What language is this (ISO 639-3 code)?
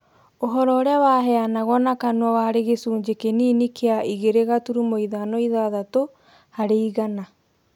kik